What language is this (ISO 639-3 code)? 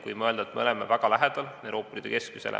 est